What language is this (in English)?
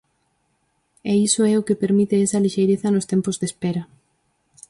Galician